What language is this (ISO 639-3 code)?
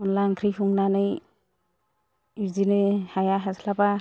brx